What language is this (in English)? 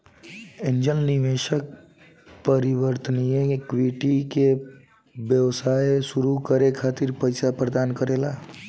Bhojpuri